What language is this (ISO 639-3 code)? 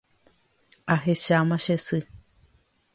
grn